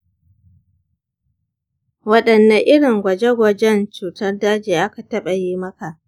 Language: Hausa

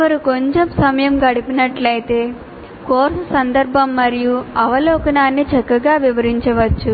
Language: Telugu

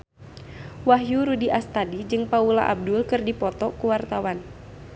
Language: Sundanese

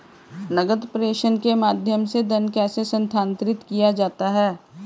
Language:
Hindi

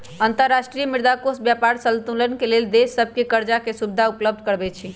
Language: Magahi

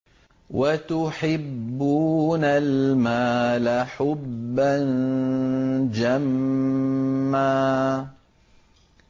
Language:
Arabic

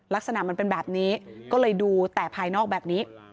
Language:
Thai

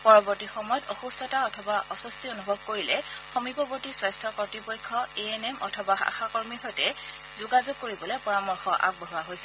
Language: Assamese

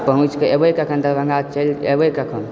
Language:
Maithili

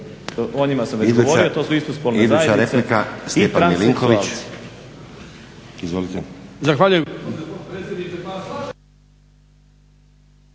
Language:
Croatian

